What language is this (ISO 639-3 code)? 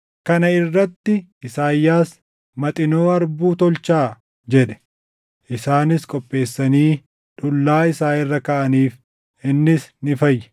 orm